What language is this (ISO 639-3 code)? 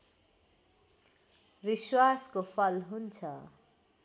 nep